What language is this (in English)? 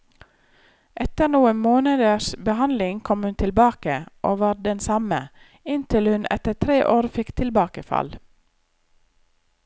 Norwegian